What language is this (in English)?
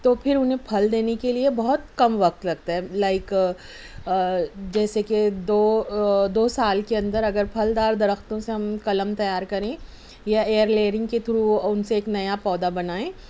Urdu